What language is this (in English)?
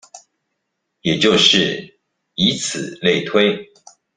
Chinese